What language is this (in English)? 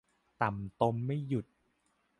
Thai